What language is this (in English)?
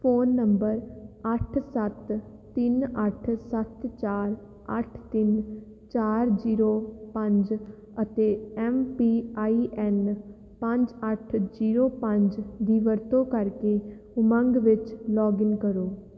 Punjabi